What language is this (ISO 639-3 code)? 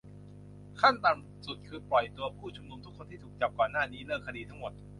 tha